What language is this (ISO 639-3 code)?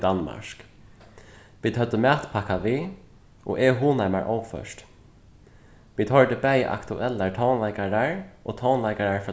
fao